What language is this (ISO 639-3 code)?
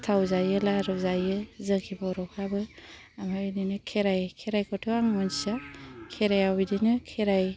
brx